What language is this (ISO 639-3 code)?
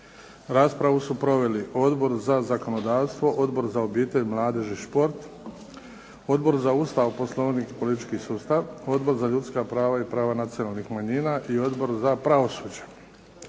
hrv